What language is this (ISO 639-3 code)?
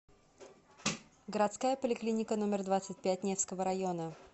rus